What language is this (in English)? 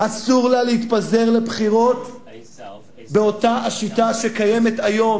Hebrew